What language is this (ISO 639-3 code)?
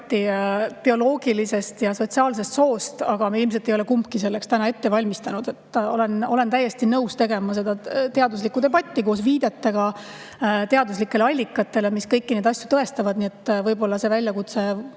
est